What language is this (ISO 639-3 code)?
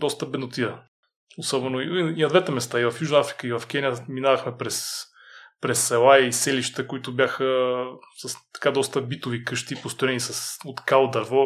bul